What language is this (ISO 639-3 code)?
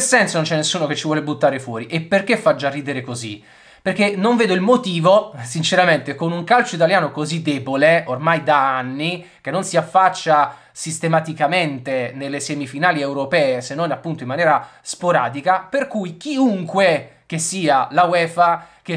ita